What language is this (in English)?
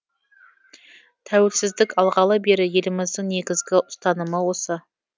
Kazakh